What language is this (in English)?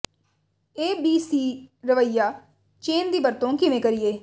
Punjabi